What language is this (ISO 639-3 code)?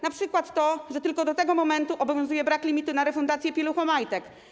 pol